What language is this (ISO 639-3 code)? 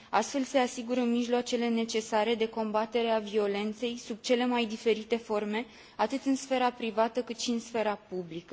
ron